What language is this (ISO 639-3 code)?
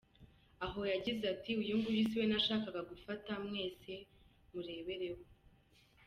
kin